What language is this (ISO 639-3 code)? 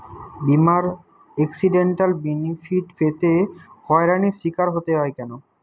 ben